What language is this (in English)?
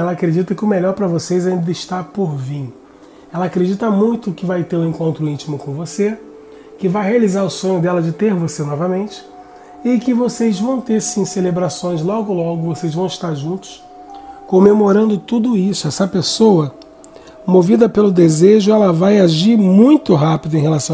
Portuguese